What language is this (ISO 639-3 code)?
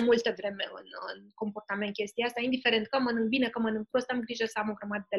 ron